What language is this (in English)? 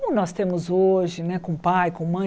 Portuguese